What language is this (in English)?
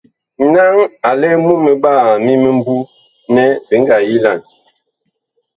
Bakoko